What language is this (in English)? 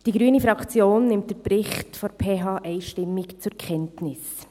Swiss German